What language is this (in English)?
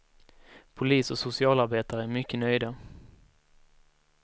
Swedish